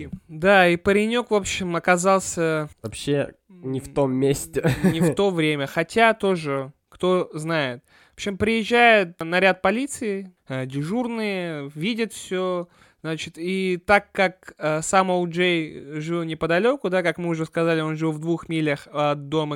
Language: Russian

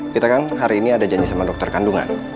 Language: Indonesian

